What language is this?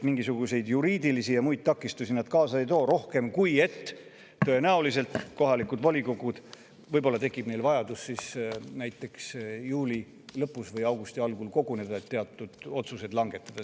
Estonian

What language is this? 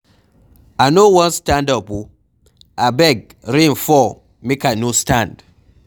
Nigerian Pidgin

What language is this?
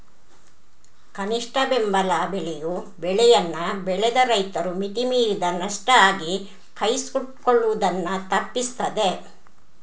Kannada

